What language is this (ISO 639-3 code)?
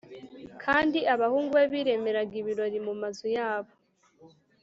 kin